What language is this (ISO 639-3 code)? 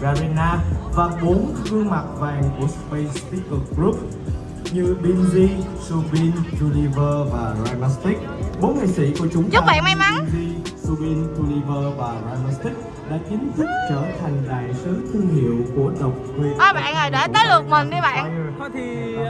vie